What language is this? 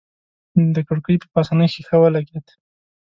Pashto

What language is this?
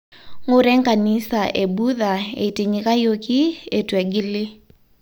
Masai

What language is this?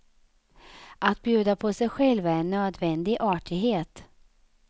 Swedish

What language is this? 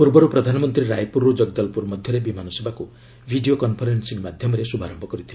Odia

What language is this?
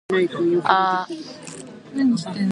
English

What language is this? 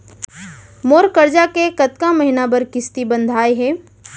Chhattisgarhi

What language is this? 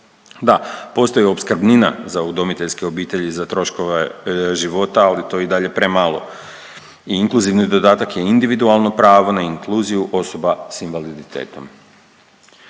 Croatian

